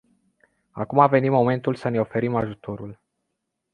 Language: Romanian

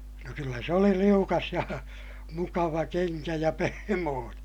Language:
Finnish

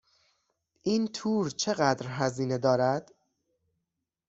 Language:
Persian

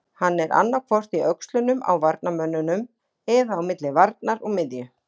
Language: Icelandic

